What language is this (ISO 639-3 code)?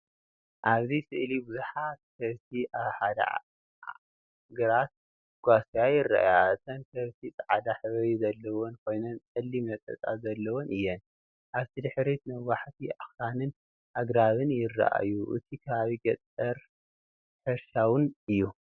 tir